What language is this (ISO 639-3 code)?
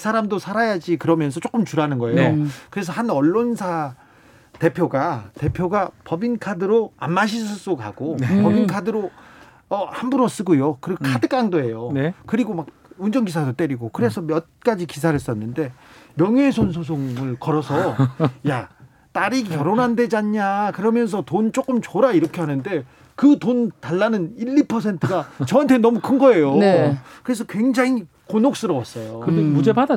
kor